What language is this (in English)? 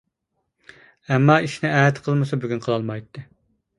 Uyghur